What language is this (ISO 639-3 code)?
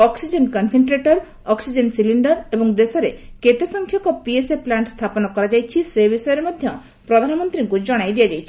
ori